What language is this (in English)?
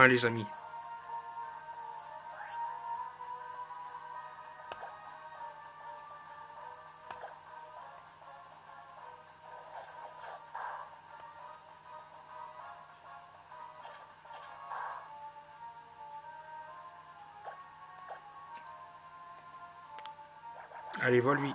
French